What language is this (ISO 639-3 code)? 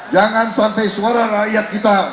ind